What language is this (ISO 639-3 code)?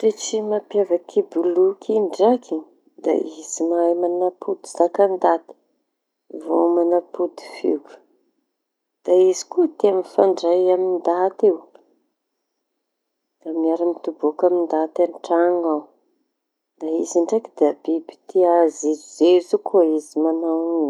txy